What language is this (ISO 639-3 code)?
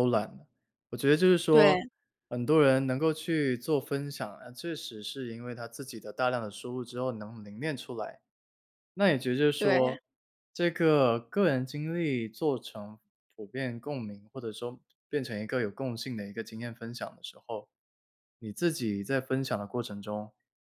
zho